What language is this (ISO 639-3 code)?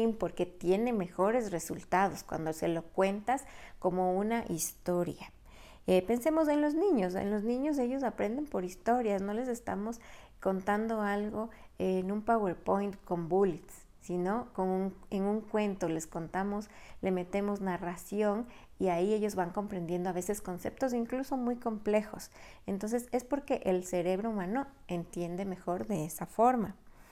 spa